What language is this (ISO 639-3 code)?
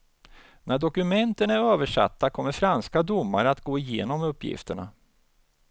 swe